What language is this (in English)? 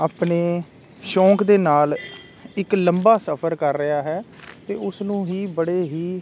Punjabi